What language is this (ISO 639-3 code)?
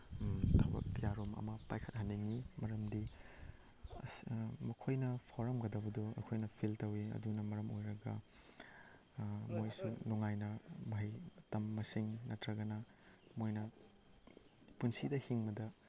mni